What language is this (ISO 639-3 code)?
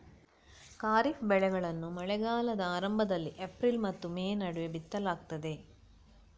kan